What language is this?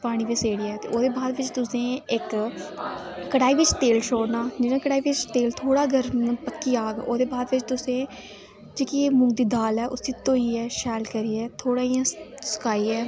Dogri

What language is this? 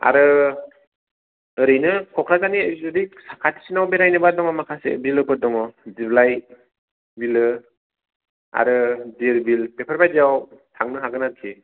Bodo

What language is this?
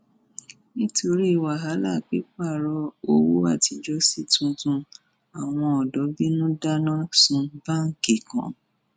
Yoruba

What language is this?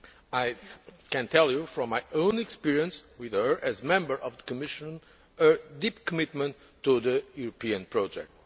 English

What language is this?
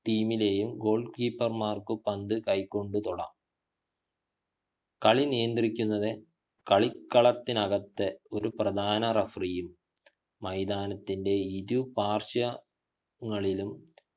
Malayalam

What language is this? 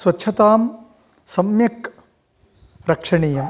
Sanskrit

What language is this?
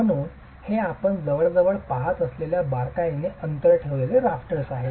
Marathi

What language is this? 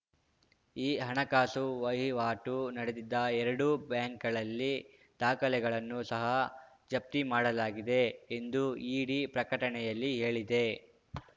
Kannada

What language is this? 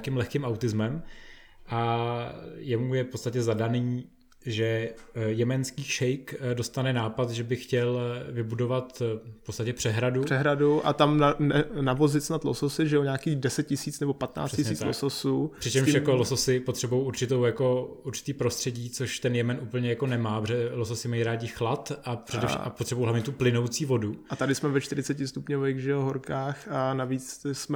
Czech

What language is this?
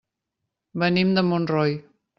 Catalan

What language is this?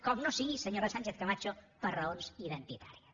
Catalan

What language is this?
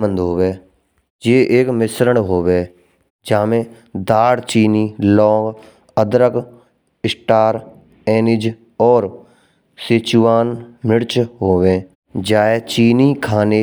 Braj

